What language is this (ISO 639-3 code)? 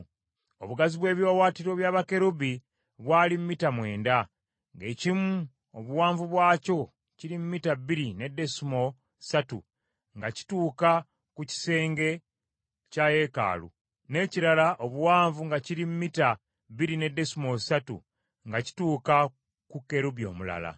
lug